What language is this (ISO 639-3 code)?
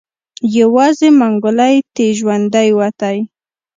pus